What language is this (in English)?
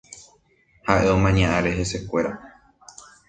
Guarani